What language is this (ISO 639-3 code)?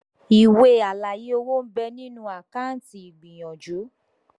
yor